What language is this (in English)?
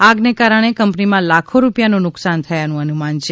Gujarati